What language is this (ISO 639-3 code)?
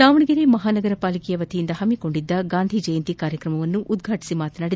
kan